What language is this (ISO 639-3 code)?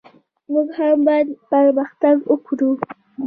pus